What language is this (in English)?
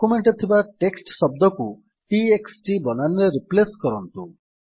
Odia